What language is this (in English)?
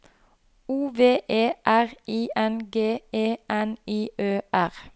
Norwegian